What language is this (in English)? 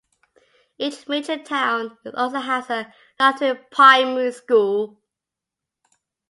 English